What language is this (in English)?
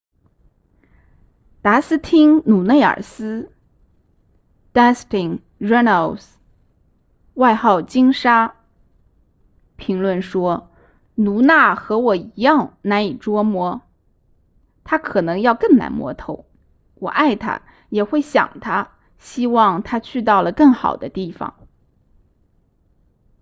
Chinese